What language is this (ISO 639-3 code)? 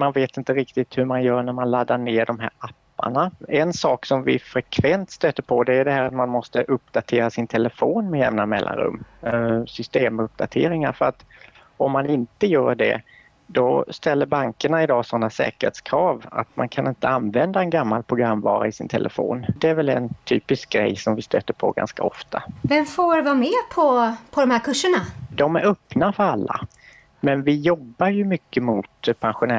swe